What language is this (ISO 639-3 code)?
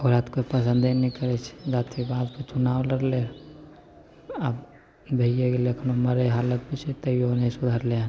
mai